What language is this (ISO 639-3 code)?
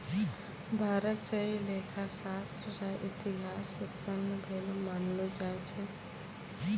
mai